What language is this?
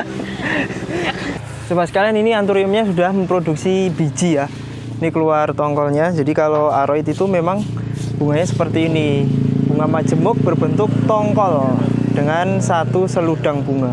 Indonesian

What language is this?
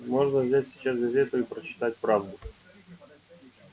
Russian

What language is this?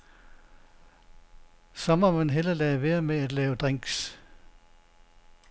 Danish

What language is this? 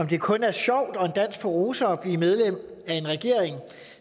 Danish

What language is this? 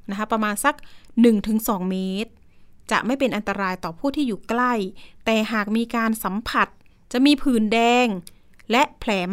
Thai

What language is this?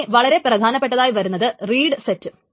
Malayalam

